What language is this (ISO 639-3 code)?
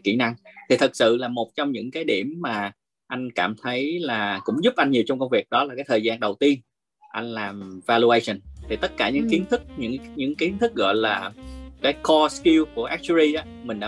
vie